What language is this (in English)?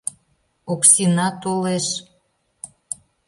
Mari